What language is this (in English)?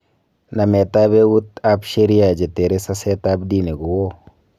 Kalenjin